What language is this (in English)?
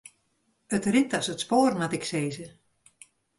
Western Frisian